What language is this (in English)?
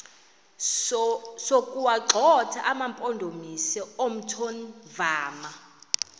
Xhosa